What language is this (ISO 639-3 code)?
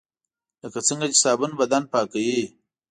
pus